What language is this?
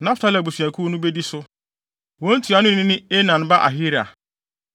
Akan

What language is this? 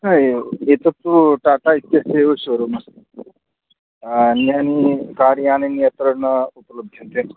Sanskrit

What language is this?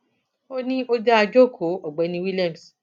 Yoruba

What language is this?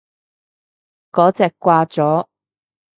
Cantonese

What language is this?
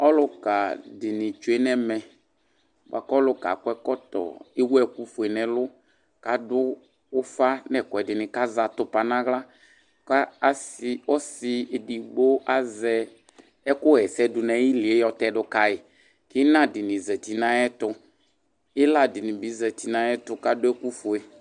Ikposo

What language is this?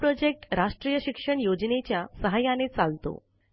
Marathi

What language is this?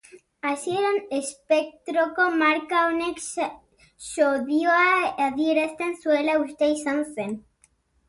Basque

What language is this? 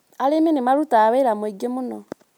Kikuyu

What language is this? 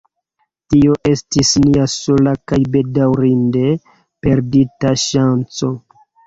Esperanto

